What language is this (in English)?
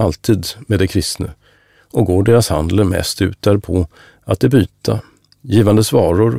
Swedish